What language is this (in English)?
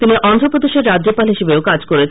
Bangla